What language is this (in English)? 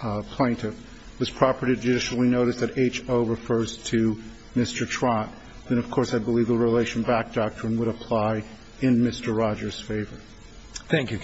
English